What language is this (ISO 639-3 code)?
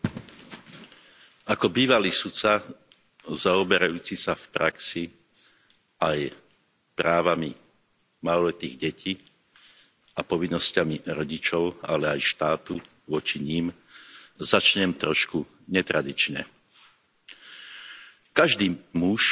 slk